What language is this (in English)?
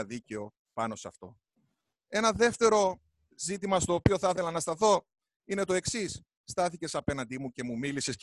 Greek